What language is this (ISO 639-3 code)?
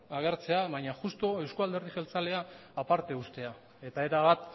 eus